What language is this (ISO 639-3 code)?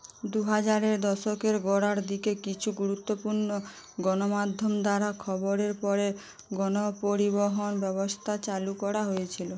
ben